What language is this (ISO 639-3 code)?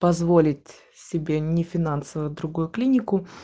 rus